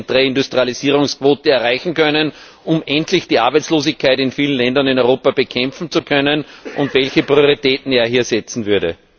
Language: German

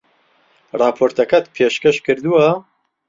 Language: Central Kurdish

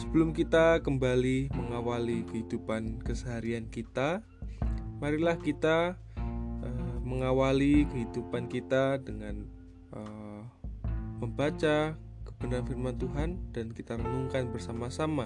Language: Indonesian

